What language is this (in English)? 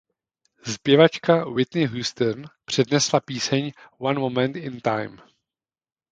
Czech